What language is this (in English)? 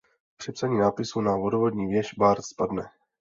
Czech